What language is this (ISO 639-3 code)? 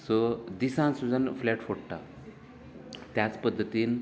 kok